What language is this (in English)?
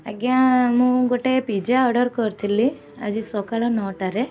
Odia